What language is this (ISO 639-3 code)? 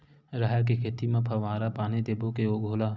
hne